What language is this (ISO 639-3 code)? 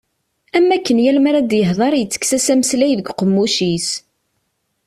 kab